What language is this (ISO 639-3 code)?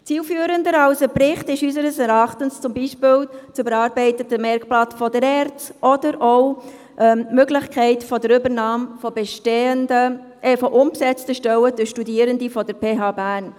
gsw